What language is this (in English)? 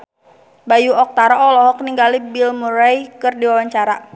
Sundanese